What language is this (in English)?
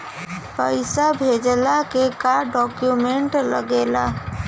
Bhojpuri